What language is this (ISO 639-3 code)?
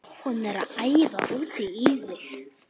isl